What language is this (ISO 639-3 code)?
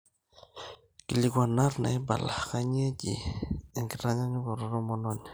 mas